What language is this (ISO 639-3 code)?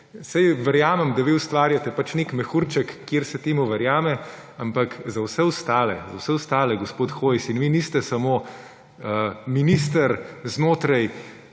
slv